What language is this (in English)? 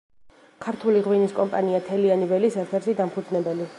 Georgian